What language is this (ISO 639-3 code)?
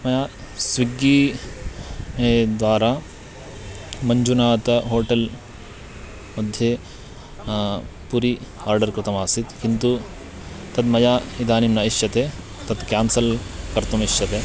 san